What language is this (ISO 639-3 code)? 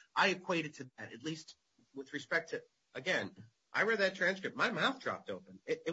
eng